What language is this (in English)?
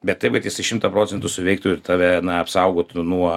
Lithuanian